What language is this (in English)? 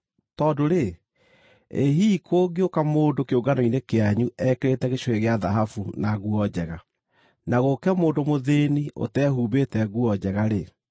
Kikuyu